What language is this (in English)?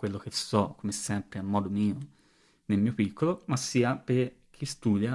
Italian